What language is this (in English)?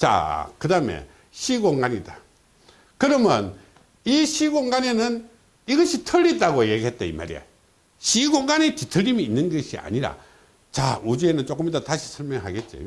Korean